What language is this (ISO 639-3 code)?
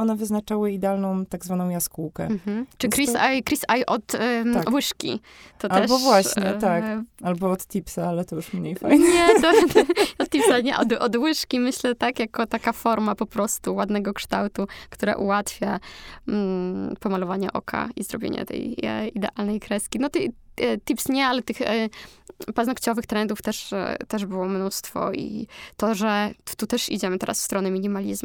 pol